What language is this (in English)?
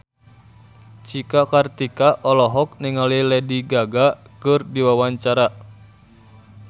Sundanese